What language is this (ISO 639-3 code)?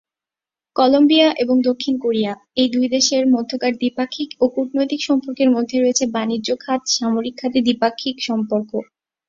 ben